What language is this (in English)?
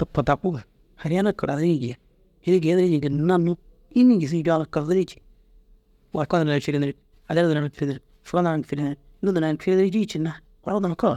Dazaga